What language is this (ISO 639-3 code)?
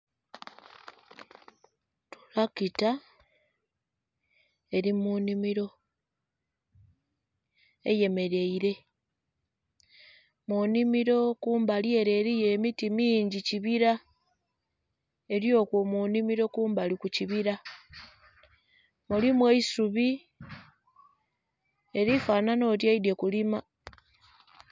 xog